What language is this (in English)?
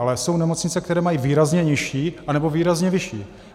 Czech